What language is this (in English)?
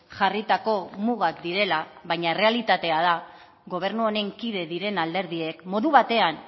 Basque